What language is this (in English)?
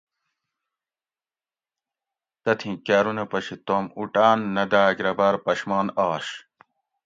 Gawri